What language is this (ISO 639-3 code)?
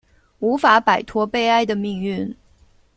zho